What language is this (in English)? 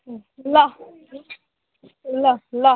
Nepali